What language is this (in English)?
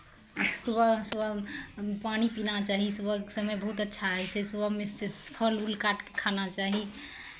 Maithili